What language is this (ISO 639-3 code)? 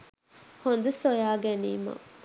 sin